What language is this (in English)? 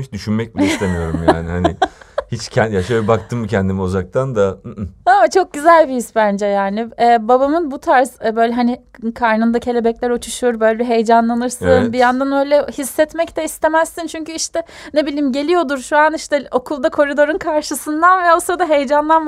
Turkish